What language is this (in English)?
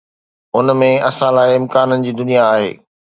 Sindhi